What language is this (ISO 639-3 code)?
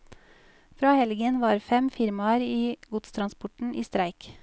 nor